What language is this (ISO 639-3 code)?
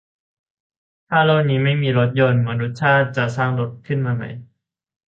tha